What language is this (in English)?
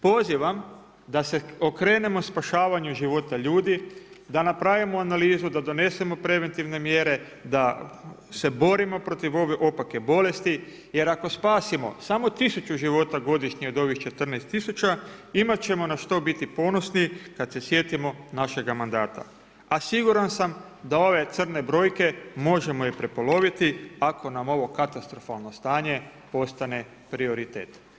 Croatian